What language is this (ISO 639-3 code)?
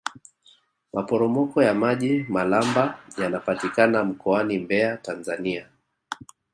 swa